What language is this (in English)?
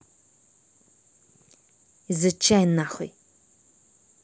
Russian